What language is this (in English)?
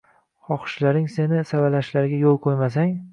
Uzbek